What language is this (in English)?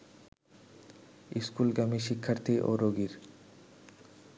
Bangla